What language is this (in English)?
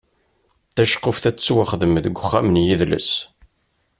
Kabyle